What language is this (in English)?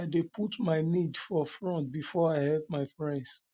Nigerian Pidgin